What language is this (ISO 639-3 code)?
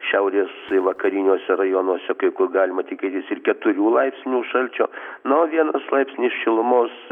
lit